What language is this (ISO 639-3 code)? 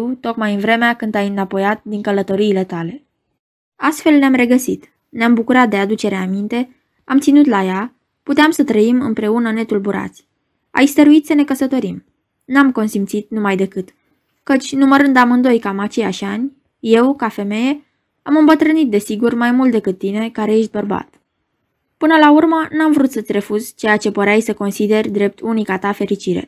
ron